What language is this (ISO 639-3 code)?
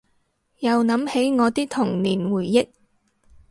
yue